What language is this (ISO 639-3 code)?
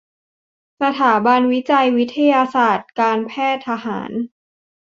tha